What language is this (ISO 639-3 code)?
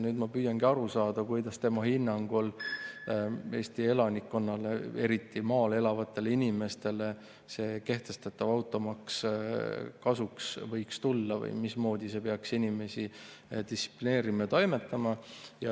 est